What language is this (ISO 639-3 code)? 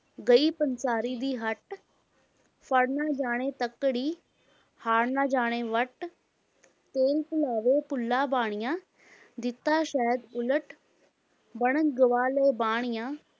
pan